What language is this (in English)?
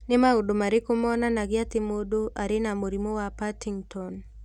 Kikuyu